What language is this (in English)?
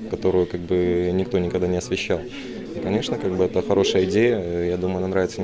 Russian